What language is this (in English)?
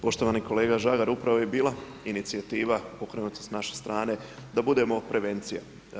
Croatian